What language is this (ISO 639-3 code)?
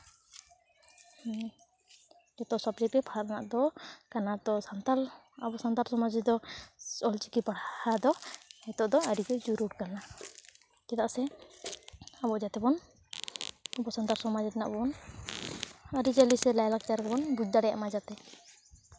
sat